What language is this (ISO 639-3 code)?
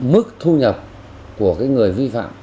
vie